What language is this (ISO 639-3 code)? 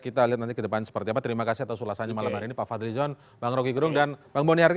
ind